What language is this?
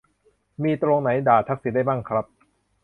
Thai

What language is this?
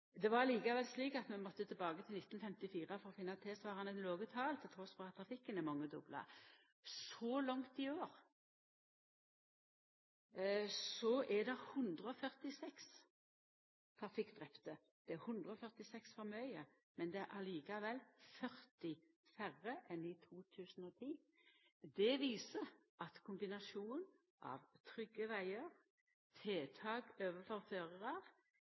Norwegian Nynorsk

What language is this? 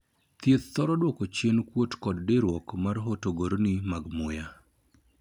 Luo (Kenya and Tanzania)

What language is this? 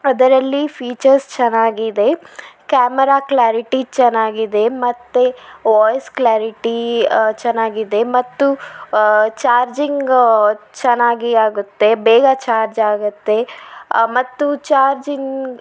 Kannada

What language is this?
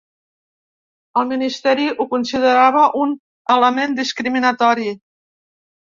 Catalan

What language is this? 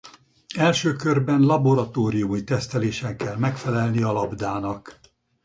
Hungarian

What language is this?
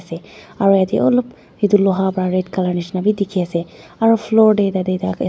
Naga Pidgin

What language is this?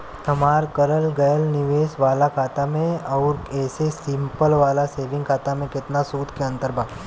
Bhojpuri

